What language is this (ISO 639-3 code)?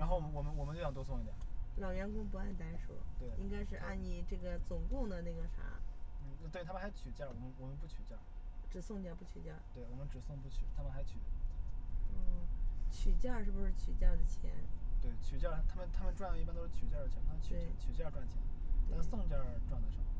zho